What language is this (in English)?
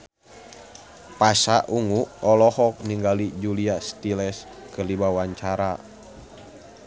Sundanese